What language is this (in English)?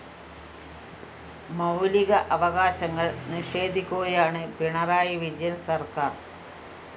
Malayalam